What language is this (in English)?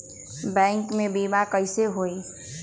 Magahi